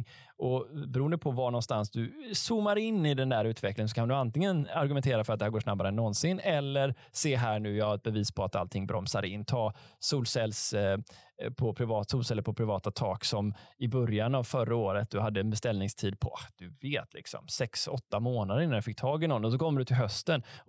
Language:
Swedish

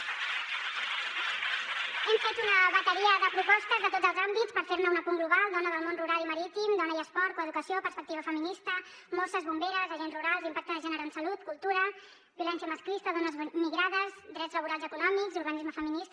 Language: Catalan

